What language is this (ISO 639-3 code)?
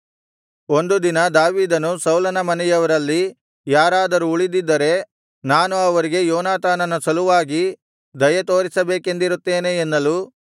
kan